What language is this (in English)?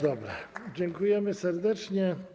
Polish